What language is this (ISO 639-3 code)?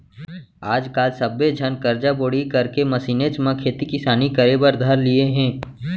hne